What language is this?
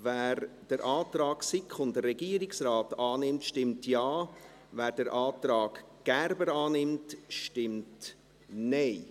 Swiss German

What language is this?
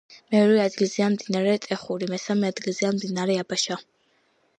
Georgian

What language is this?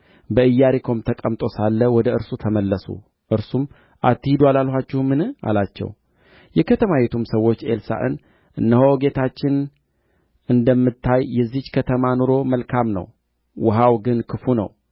Amharic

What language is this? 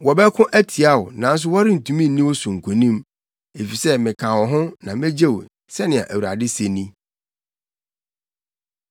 Akan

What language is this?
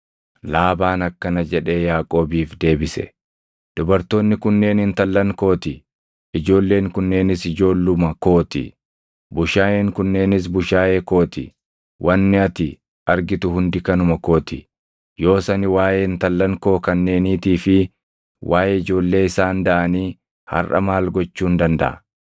Oromo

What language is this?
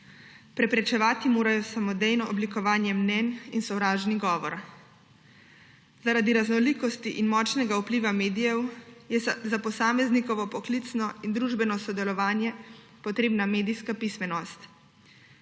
Slovenian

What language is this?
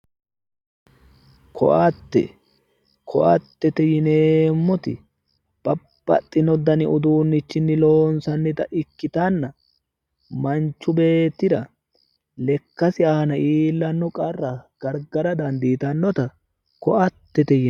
Sidamo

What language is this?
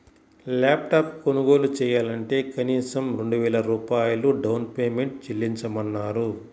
Telugu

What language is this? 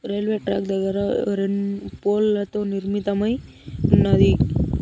Telugu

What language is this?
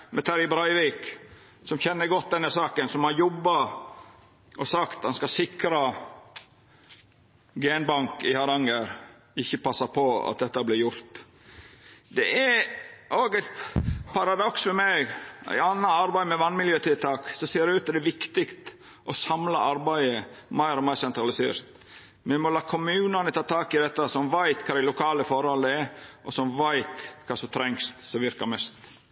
Norwegian Nynorsk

